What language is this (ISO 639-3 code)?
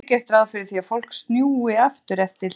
isl